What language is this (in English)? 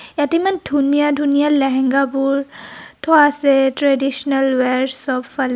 Assamese